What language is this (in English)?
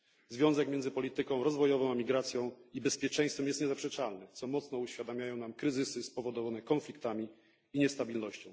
Polish